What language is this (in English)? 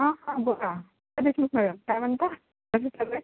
Marathi